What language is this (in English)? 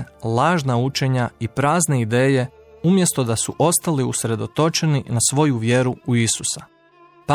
Croatian